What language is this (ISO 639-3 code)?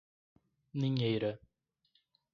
por